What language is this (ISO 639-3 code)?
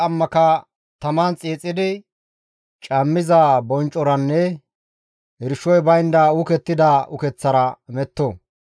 gmv